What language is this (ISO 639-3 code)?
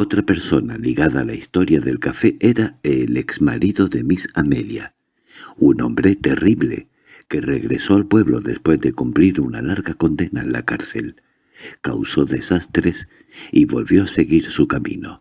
spa